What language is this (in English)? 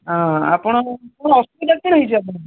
Odia